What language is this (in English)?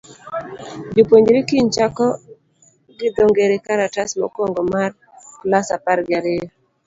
Luo (Kenya and Tanzania)